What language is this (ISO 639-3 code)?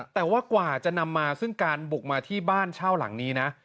tha